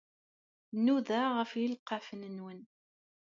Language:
Kabyle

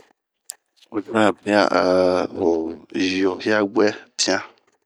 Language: Bomu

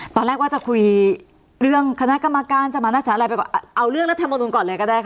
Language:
Thai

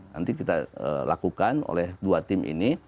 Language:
Indonesian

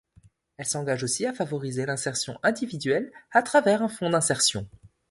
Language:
French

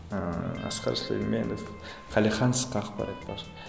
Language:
Kazakh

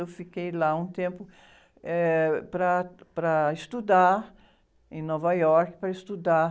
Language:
Portuguese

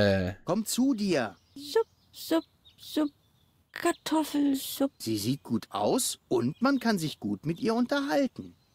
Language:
German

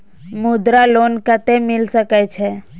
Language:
Maithili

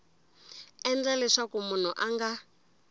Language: Tsonga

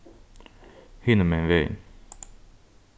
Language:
Faroese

